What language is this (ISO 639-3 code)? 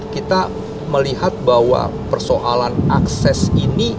ind